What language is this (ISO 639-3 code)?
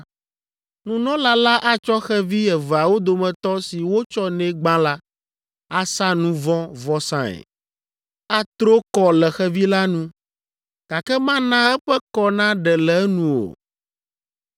ewe